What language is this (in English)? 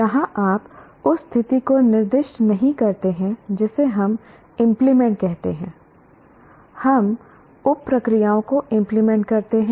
Hindi